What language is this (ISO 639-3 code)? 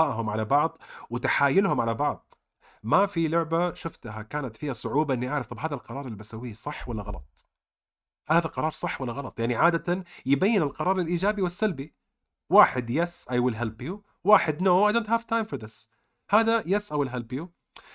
ara